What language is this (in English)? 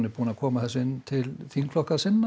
Icelandic